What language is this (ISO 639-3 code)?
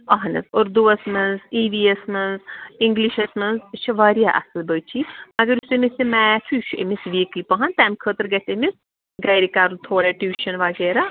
kas